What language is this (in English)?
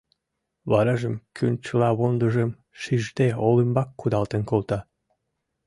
Mari